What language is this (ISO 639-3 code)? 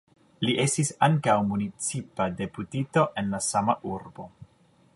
epo